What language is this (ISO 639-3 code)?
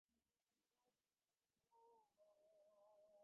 ben